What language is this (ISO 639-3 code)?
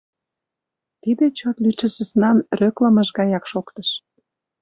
chm